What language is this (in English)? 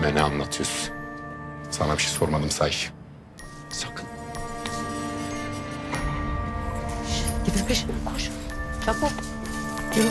Turkish